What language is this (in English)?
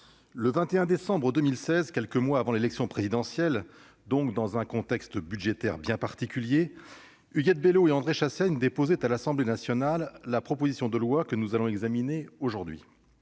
French